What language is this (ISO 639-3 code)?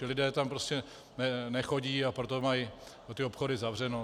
ces